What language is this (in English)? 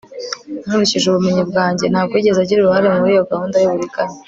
Kinyarwanda